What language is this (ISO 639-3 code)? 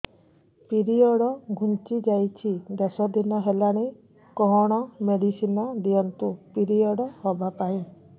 ori